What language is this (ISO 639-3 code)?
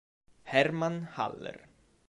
ita